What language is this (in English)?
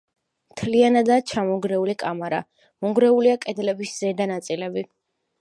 Georgian